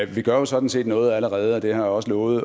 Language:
Danish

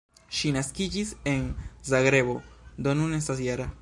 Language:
Esperanto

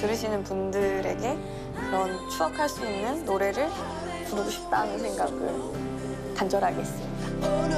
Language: Korean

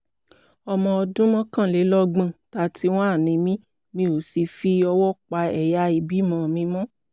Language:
Yoruba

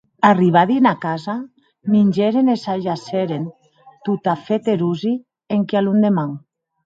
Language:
Occitan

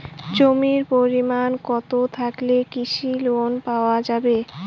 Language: Bangla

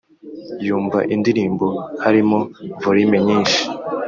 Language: Kinyarwanda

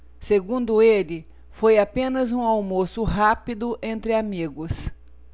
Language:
Portuguese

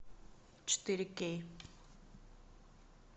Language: Russian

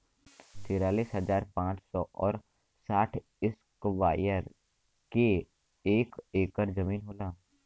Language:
Bhojpuri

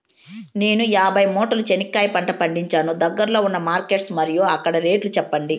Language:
Telugu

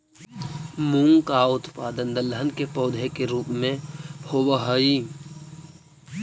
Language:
Magahi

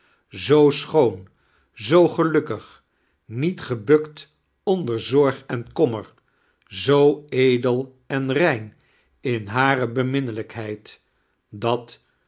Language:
Dutch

